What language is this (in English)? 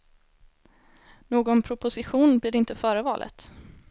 Swedish